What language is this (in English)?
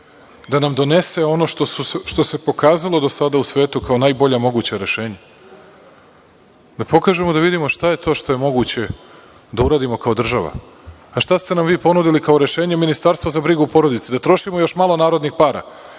Serbian